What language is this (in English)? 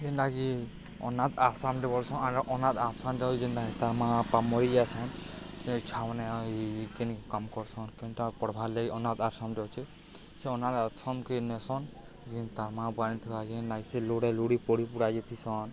Odia